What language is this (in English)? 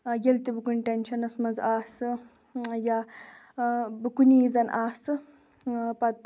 Kashmiri